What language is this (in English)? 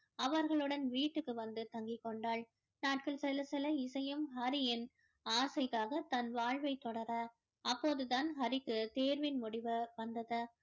Tamil